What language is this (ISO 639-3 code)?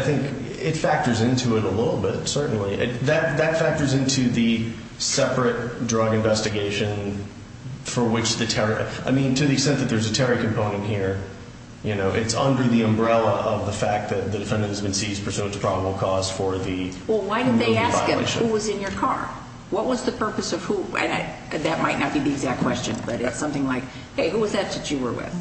eng